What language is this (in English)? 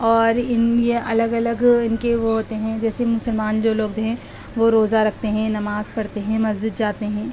Urdu